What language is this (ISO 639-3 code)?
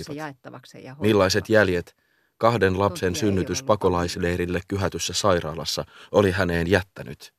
fin